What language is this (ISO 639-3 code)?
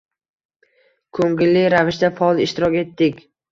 uzb